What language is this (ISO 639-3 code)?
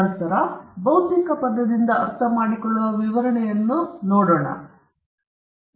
kan